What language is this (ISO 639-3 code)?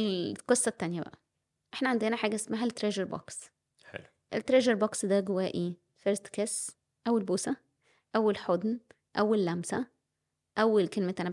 ara